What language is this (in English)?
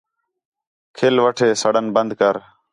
Khetrani